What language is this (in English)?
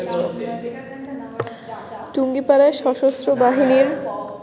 Bangla